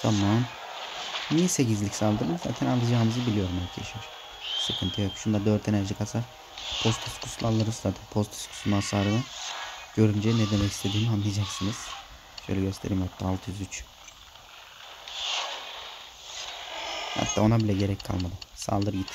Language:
Turkish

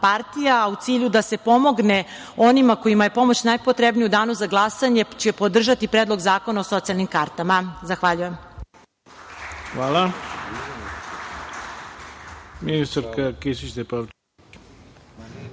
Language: Serbian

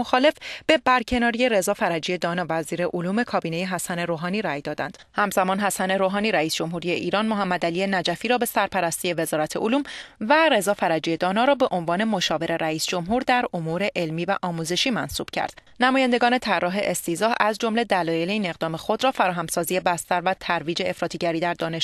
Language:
Persian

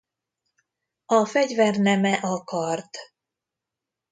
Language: Hungarian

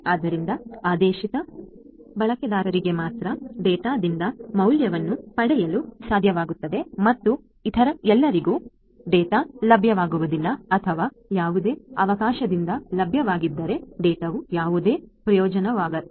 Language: Kannada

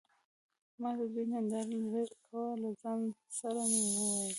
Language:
Pashto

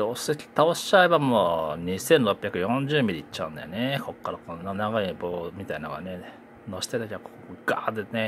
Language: Japanese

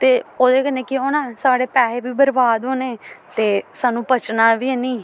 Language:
Dogri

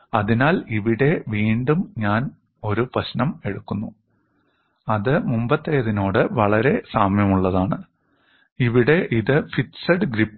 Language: Malayalam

